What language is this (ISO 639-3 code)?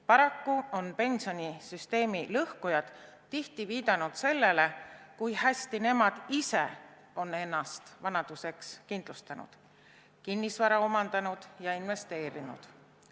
est